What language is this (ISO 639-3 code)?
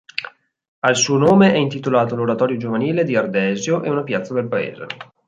ita